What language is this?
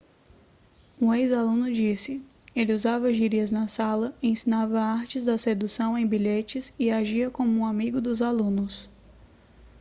Portuguese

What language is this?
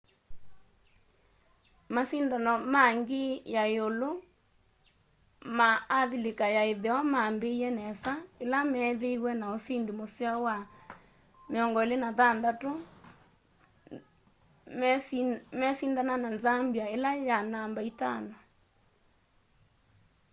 Kamba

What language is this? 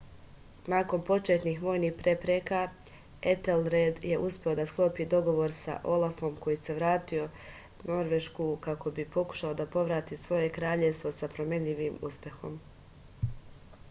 Serbian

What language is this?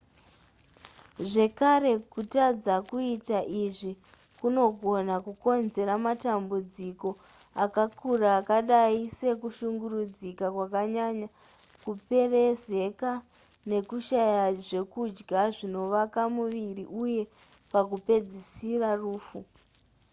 Shona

